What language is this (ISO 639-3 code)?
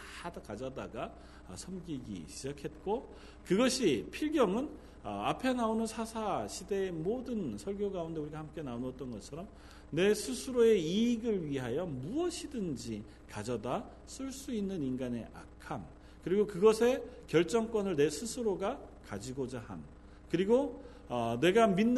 kor